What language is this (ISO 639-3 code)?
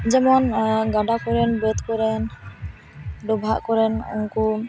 sat